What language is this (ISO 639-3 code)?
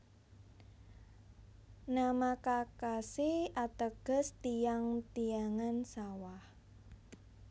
jav